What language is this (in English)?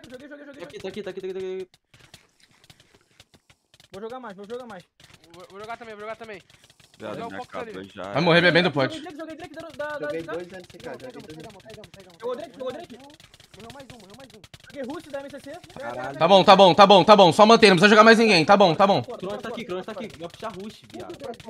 Portuguese